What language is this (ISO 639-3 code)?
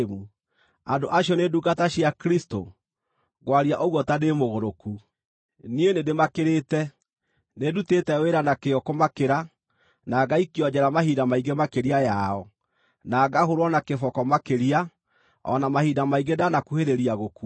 kik